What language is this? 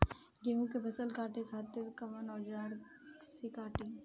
Bhojpuri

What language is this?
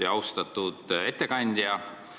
Estonian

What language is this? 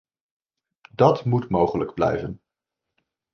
Dutch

